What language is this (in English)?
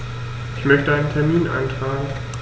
German